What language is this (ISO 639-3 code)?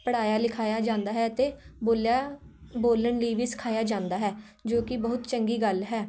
pan